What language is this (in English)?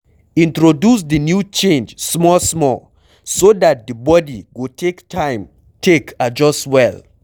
Nigerian Pidgin